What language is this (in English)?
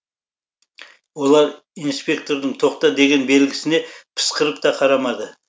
Kazakh